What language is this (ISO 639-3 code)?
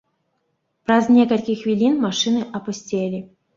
bel